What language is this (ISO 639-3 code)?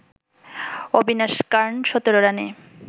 ben